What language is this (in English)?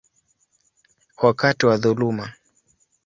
Swahili